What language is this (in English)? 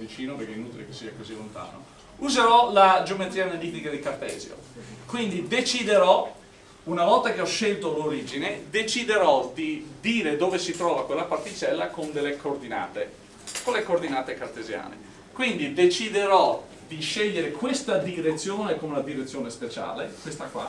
Italian